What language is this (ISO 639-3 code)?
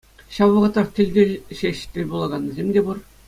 chv